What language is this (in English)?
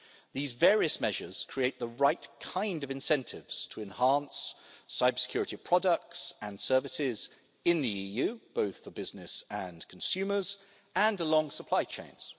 English